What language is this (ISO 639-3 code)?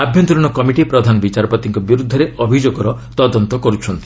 ori